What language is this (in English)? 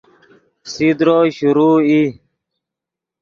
Yidgha